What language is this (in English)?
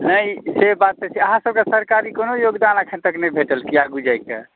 Maithili